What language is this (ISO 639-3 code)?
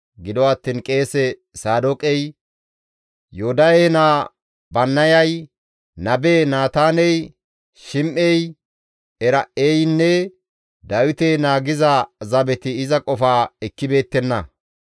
gmv